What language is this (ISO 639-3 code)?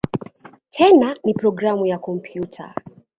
swa